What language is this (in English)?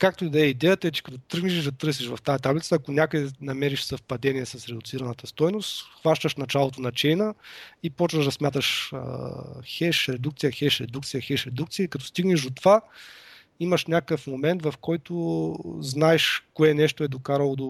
Bulgarian